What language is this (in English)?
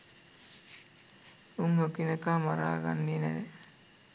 Sinhala